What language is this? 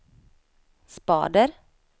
Swedish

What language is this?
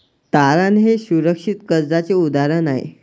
Marathi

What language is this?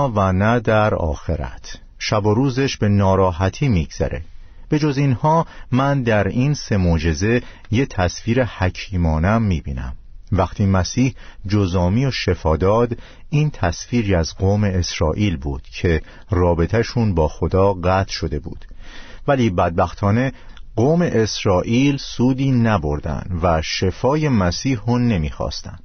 Persian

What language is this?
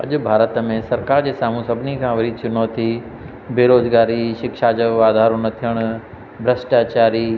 Sindhi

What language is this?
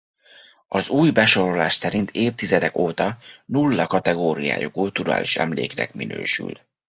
Hungarian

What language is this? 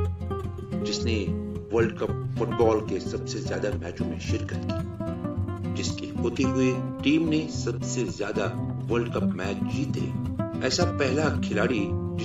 Urdu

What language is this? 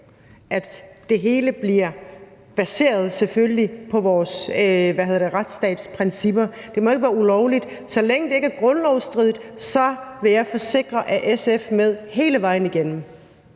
Danish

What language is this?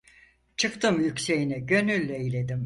Turkish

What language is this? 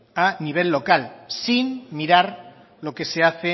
Spanish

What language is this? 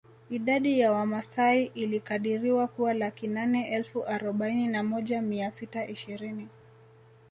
Swahili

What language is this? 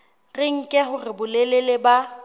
Southern Sotho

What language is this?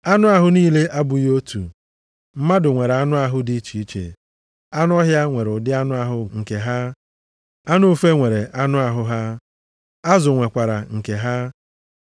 Igbo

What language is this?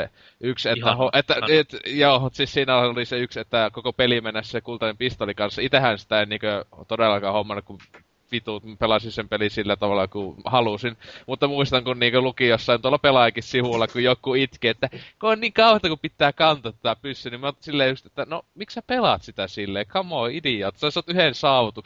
Finnish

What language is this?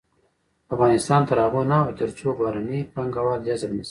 Pashto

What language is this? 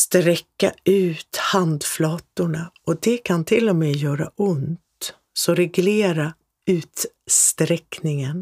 Swedish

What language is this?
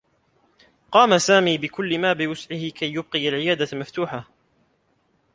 Arabic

